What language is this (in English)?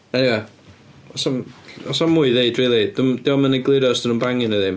Welsh